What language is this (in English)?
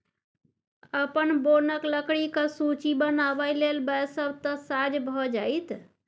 Maithili